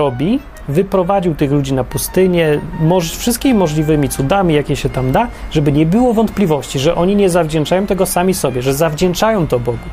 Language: Polish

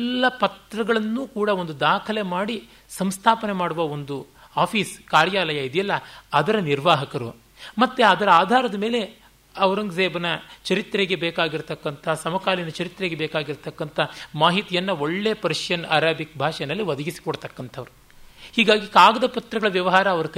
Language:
Kannada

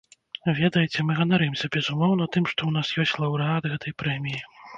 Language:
Belarusian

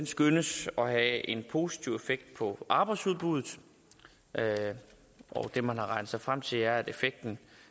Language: Danish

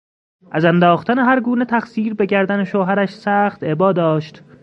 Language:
Persian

